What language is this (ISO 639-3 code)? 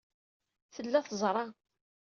kab